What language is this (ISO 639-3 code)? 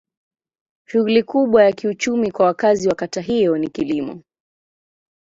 swa